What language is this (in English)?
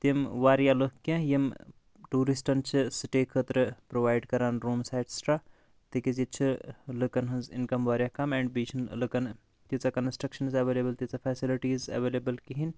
Kashmiri